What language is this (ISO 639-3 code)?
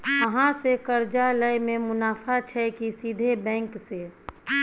mai